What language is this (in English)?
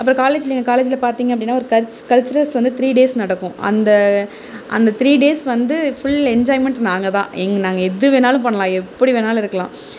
Tamil